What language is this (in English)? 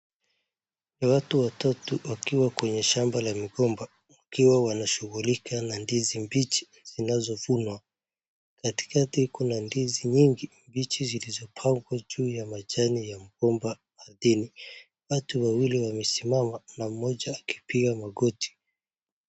Swahili